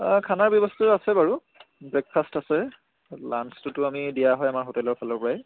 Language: Assamese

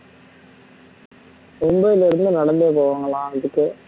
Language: Tamil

